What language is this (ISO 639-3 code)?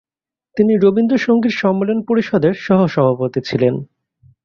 ben